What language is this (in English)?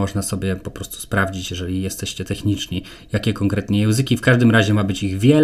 Polish